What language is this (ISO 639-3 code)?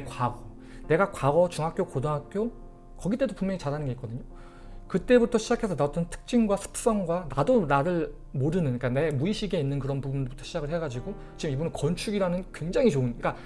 kor